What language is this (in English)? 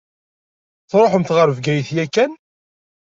Kabyle